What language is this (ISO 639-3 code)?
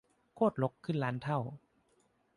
tha